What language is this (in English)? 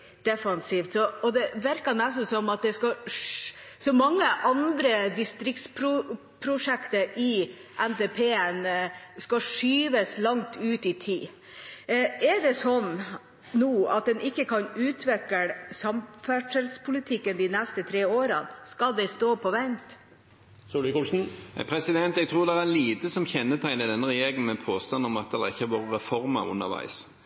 Norwegian Bokmål